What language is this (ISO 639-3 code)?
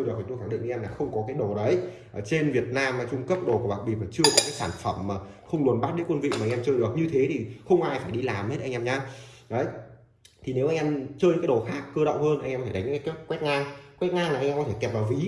vie